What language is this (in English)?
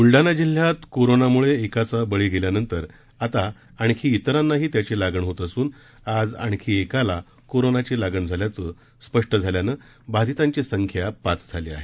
Marathi